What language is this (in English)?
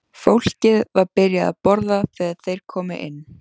Icelandic